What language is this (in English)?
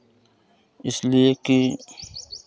Hindi